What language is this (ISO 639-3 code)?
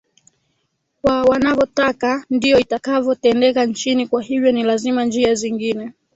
swa